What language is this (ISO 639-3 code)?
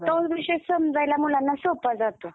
mar